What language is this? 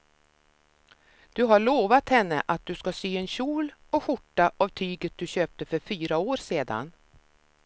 Swedish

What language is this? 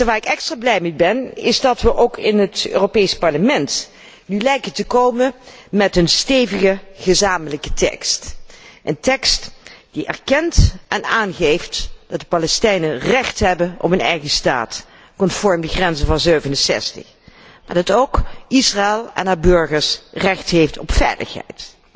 Dutch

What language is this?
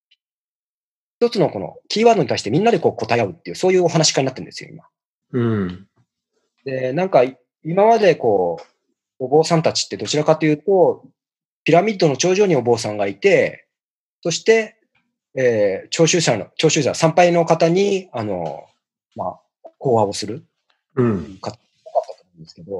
Japanese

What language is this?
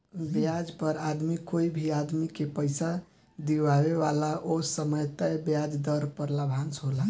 Bhojpuri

